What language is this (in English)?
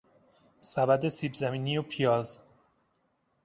Persian